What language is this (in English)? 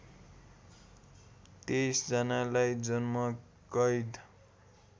Nepali